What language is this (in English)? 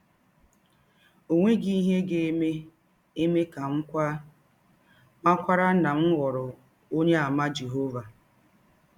Igbo